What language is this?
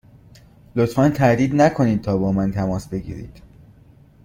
Persian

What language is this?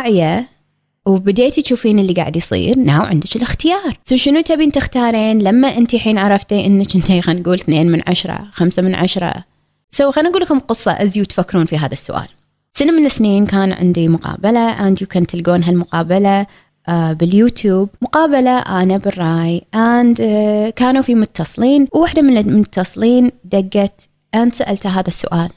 Arabic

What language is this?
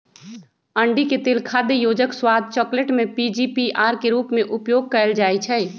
Magahi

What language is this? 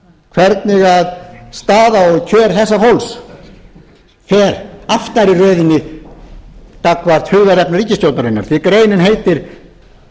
Icelandic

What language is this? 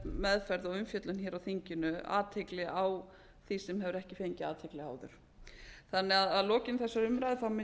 Icelandic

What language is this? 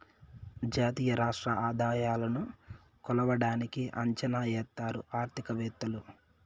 Telugu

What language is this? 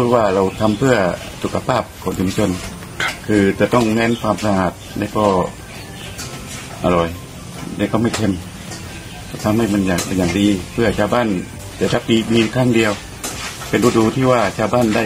Thai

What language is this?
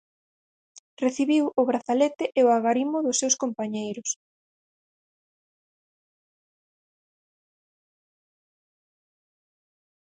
Galician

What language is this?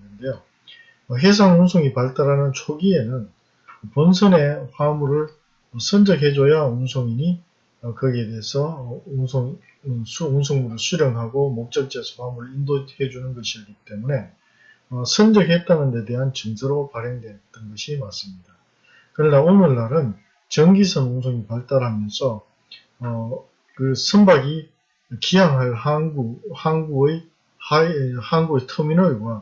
Korean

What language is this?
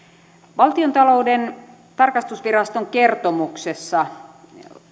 Finnish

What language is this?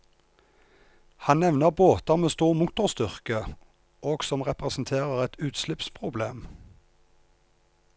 Norwegian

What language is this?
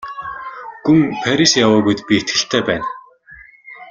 Mongolian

